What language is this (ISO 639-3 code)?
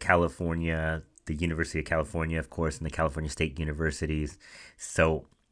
eng